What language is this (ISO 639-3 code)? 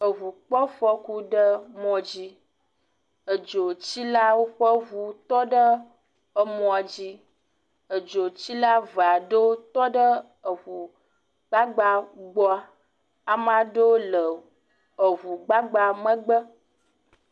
ewe